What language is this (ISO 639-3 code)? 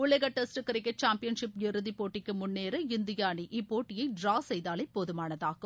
tam